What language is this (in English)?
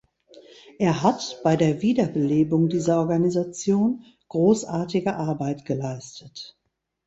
German